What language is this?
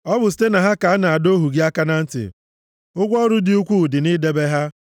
Igbo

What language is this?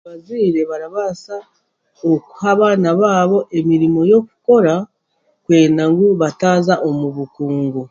Chiga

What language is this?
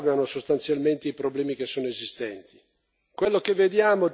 Italian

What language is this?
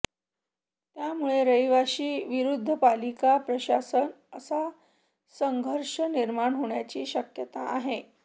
Marathi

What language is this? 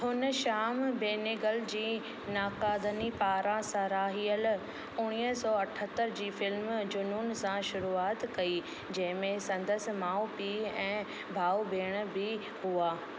Sindhi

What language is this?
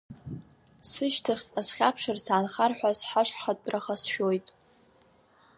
Abkhazian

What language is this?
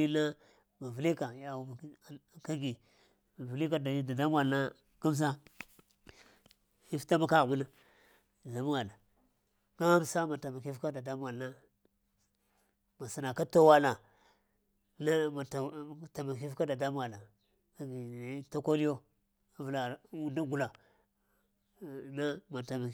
Lamang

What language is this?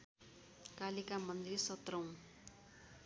Nepali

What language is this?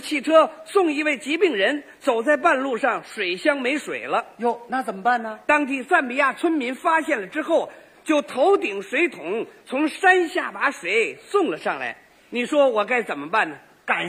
Chinese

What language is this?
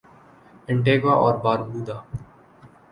Urdu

